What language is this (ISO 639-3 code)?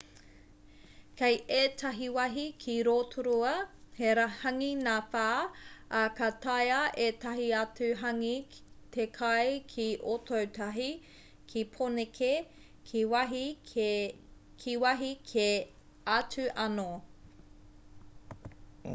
mri